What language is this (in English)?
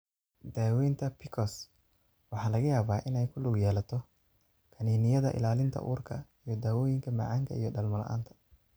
Somali